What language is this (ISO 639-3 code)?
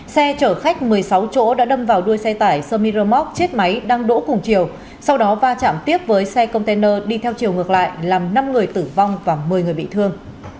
vie